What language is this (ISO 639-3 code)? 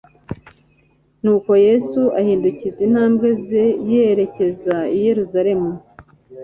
kin